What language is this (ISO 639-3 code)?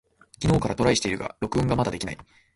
jpn